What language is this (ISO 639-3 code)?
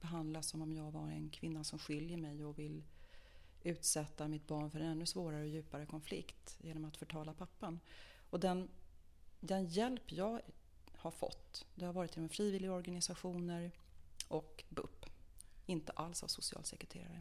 swe